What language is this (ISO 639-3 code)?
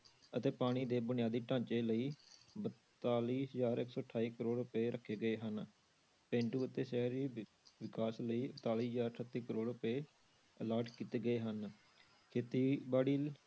pan